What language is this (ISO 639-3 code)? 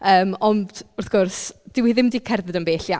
cym